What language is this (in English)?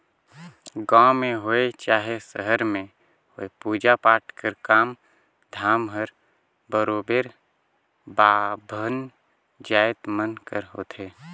Chhattisgarhi